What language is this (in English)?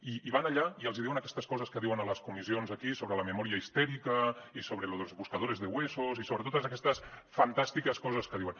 Catalan